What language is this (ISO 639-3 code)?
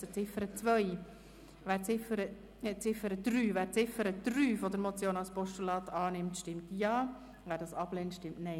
gsw